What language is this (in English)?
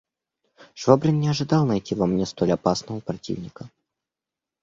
Russian